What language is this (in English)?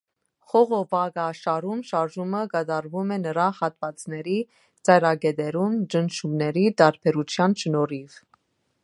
Armenian